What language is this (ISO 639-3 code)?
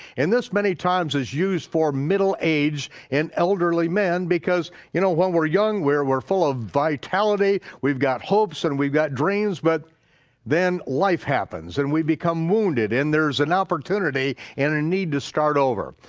eng